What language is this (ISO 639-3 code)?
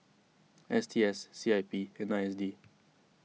eng